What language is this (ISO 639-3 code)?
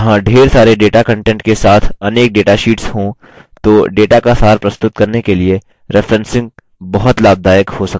hin